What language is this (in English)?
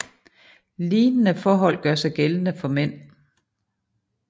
Danish